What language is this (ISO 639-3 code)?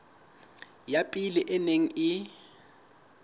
sot